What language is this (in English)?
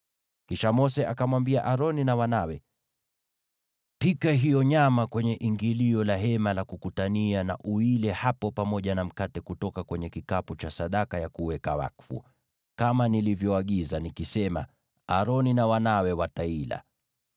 Swahili